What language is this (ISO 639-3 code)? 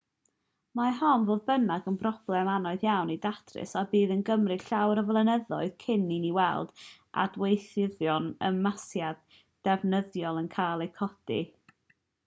cym